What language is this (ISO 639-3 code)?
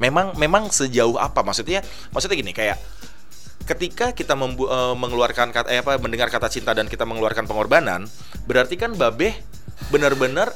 ind